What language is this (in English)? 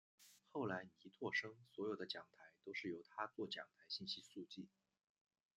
Chinese